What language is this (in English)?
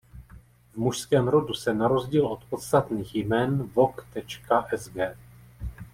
Czech